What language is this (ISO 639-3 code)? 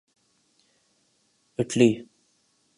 urd